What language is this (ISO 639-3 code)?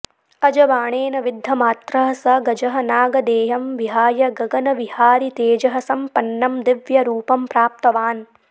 san